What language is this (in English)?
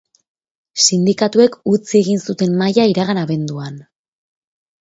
Basque